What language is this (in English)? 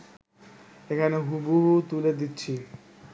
Bangla